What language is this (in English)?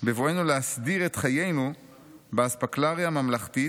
Hebrew